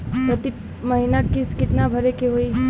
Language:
Bhojpuri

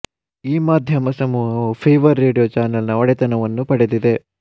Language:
Kannada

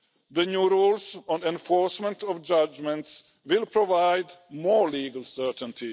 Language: English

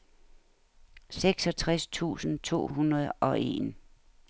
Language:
Danish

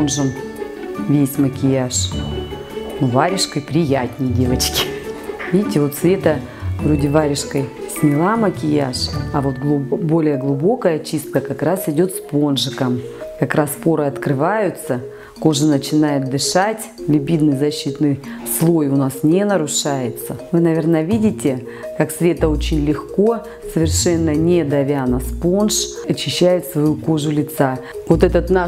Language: Russian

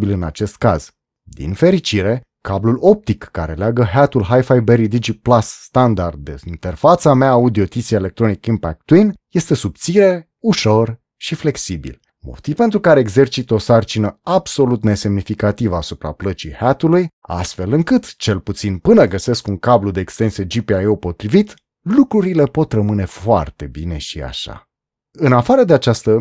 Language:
Romanian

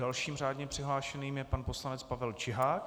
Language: Czech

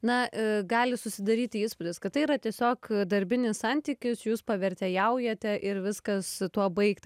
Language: Lithuanian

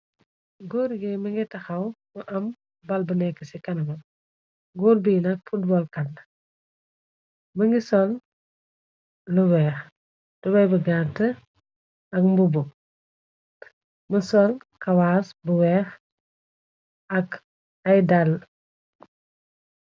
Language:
Wolof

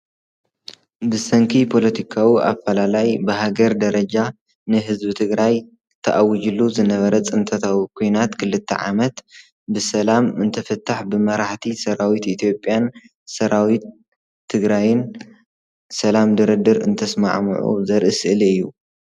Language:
Tigrinya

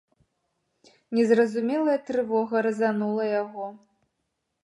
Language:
Belarusian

